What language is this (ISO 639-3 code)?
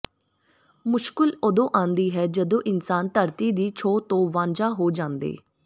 pan